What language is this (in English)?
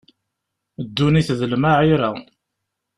Kabyle